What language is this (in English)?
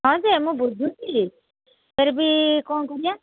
Odia